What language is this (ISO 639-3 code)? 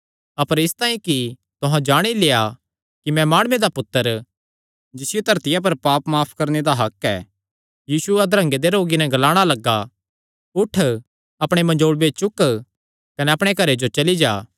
xnr